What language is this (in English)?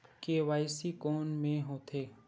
Chhattisgarhi